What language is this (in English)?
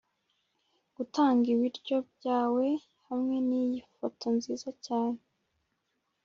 Kinyarwanda